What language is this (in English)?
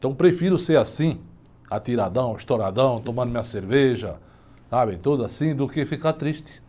Portuguese